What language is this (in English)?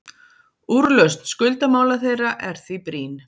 Icelandic